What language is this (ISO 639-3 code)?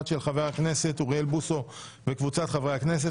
heb